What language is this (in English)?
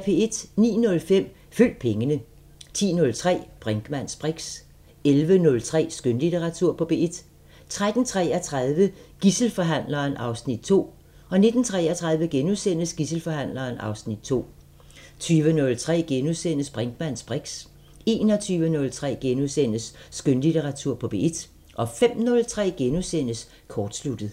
Danish